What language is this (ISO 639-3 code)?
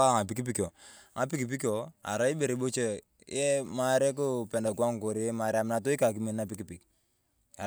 tuv